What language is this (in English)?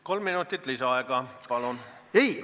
Estonian